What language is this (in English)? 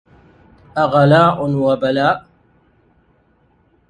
Arabic